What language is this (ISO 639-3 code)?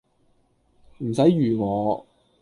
yue